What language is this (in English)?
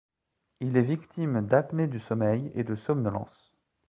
French